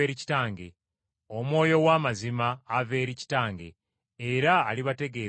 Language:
Ganda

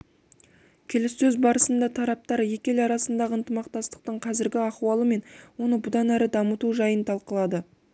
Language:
Kazakh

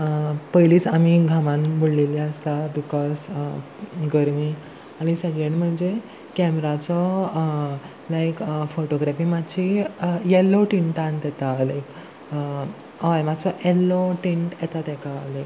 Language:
Konkani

